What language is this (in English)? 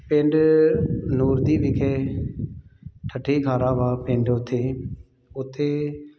Punjabi